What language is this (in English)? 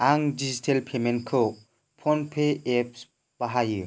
Bodo